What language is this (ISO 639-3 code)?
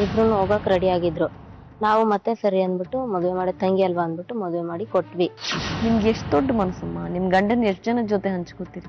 kan